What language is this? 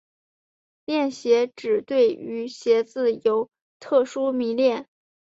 Chinese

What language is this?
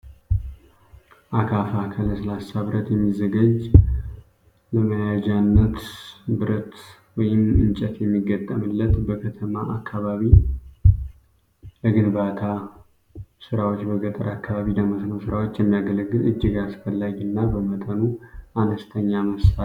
Amharic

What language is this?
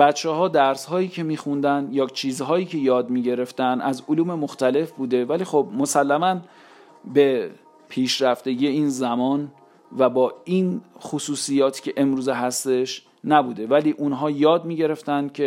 Persian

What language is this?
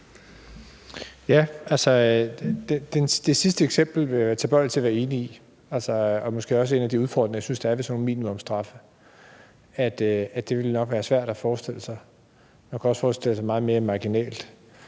Danish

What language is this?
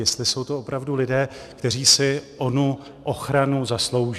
Czech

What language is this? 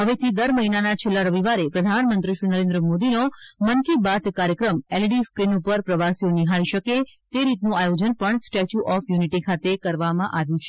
Gujarati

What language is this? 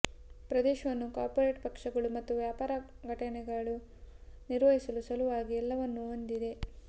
Kannada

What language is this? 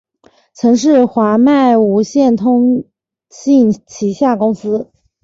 Chinese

